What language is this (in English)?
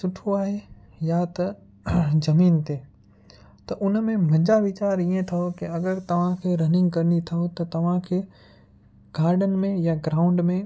Sindhi